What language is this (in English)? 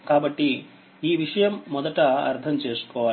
Telugu